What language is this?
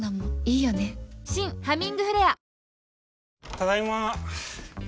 Japanese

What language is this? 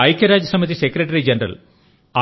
Telugu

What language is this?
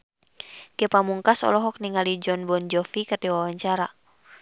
Sundanese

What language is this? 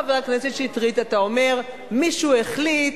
Hebrew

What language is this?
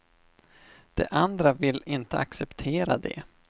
Swedish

